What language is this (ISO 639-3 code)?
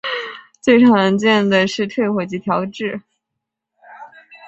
zho